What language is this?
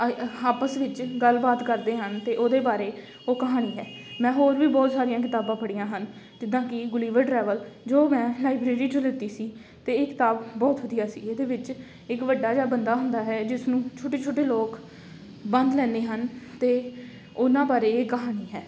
Punjabi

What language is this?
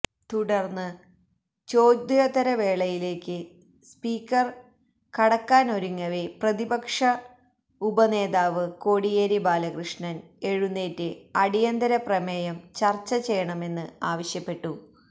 Malayalam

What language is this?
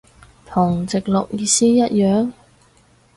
Cantonese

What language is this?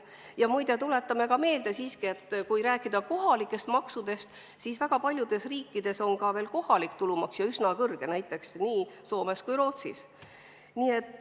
Estonian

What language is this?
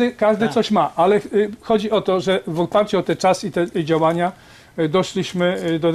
Polish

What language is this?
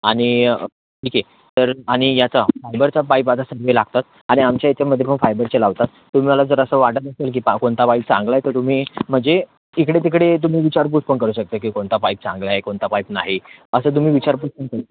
Marathi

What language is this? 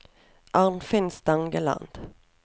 Norwegian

